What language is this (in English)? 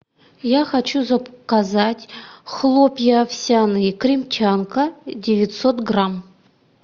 Russian